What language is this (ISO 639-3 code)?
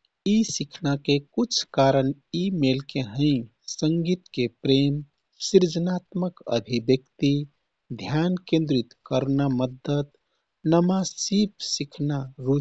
tkt